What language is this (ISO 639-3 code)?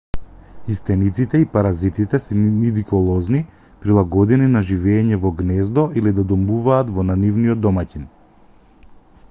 mkd